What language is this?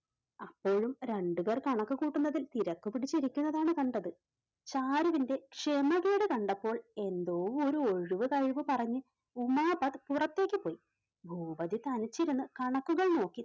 Malayalam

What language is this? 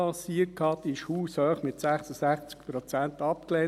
Swiss German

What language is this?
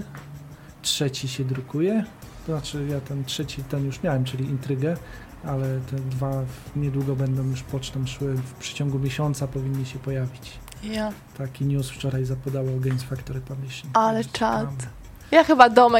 Polish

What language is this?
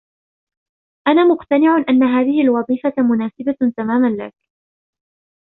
Arabic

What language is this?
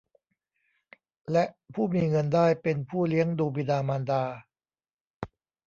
Thai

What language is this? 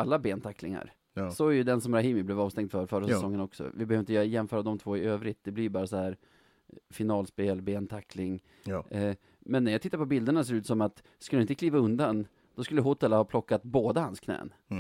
Swedish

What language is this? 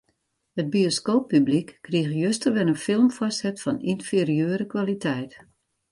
Western Frisian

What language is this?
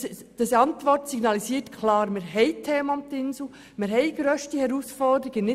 Swiss German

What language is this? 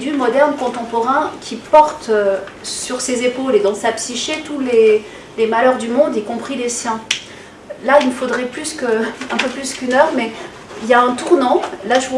French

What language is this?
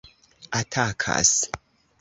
Esperanto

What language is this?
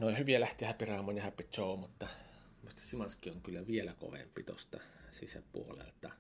Finnish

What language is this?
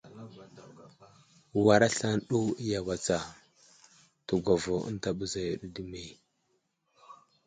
Wuzlam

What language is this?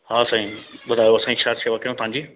Sindhi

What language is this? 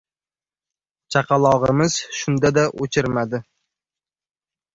Uzbek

